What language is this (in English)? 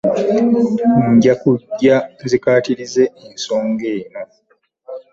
Ganda